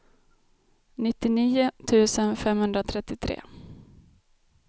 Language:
Swedish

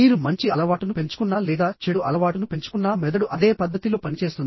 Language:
Telugu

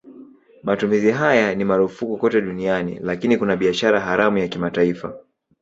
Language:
Swahili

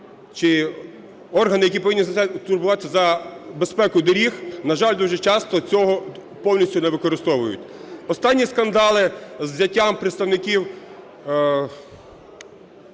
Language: Ukrainian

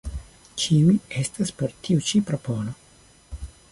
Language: Esperanto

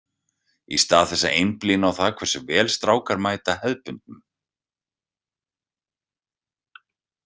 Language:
Icelandic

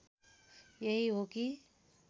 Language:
Nepali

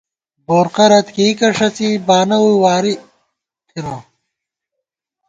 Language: Gawar-Bati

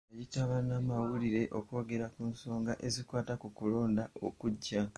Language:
Ganda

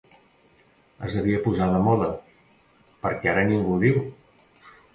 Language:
Catalan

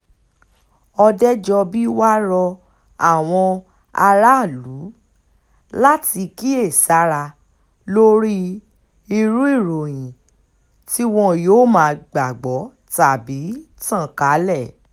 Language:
Yoruba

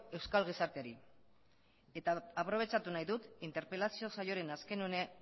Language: Basque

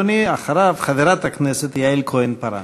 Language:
Hebrew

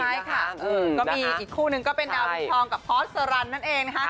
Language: Thai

